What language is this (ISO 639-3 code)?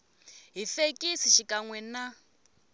tso